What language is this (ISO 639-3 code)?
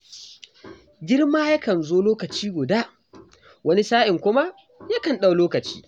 hau